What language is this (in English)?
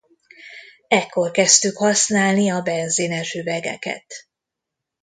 Hungarian